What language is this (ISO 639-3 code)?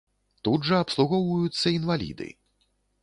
bel